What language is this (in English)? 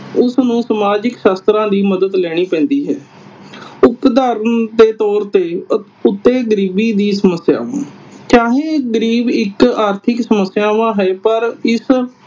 Punjabi